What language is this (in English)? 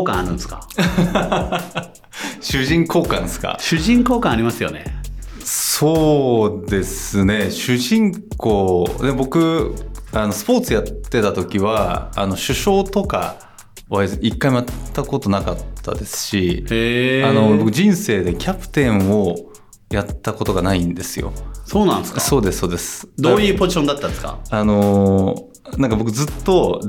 Japanese